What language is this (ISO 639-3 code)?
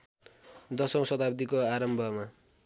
nep